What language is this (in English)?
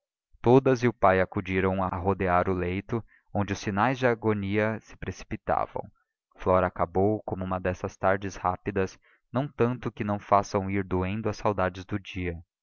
Portuguese